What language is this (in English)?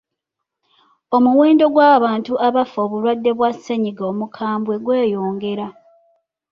Ganda